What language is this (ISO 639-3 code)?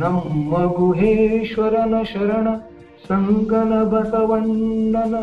kan